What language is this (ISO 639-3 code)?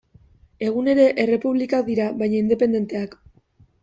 eus